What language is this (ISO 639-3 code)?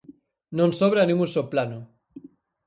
glg